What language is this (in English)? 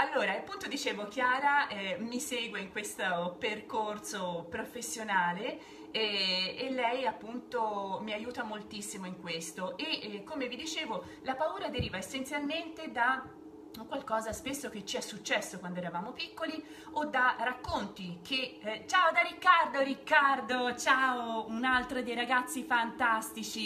Italian